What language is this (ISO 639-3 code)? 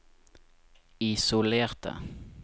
nor